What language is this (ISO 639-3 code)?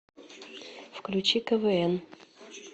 rus